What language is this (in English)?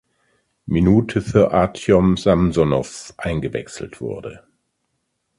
German